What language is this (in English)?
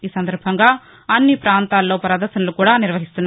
Telugu